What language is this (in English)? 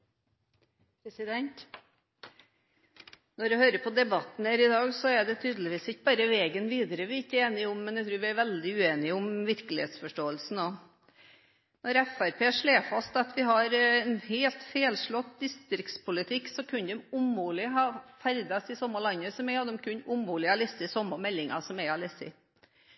Norwegian